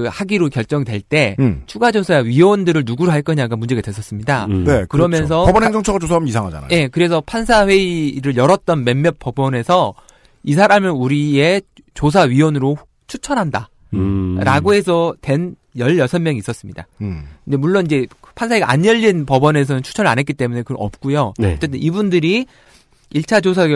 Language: Korean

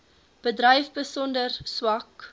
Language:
Afrikaans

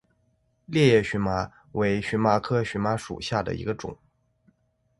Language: Chinese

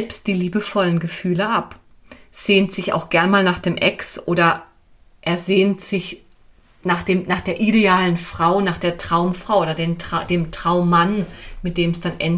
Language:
German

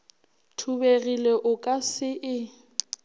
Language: Northern Sotho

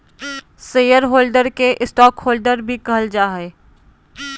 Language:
Magahi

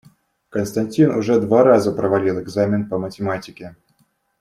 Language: Russian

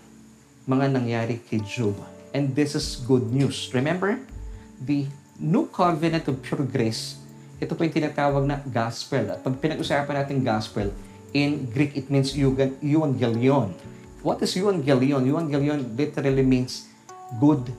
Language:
Filipino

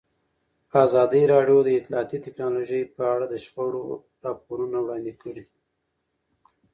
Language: Pashto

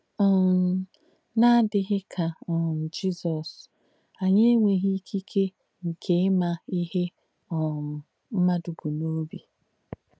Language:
Igbo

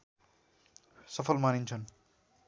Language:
Nepali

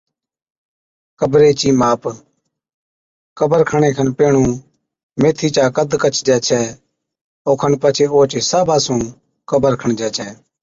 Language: Od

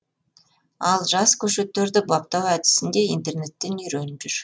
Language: Kazakh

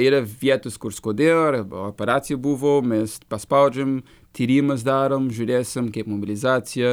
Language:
Lithuanian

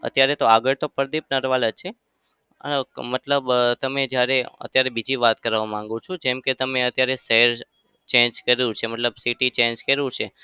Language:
Gujarati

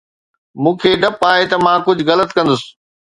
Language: Sindhi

